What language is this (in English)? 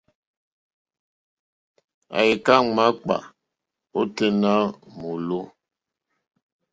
Mokpwe